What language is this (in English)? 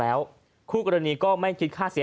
Thai